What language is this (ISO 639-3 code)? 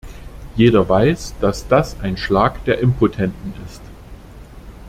deu